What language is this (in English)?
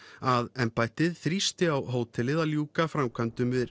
Icelandic